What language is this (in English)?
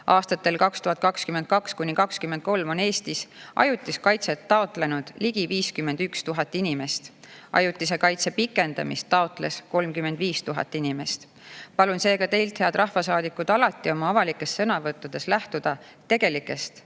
Estonian